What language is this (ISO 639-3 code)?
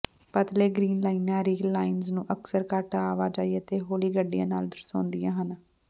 pan